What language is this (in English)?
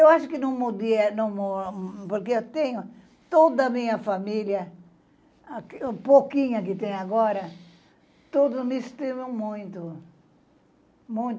Portuguese